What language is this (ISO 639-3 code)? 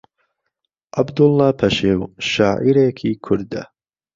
ckb